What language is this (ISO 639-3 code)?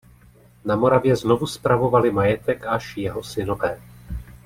ces